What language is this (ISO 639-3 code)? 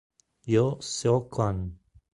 ita